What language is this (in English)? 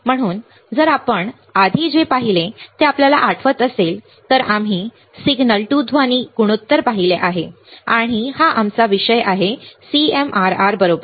Marathi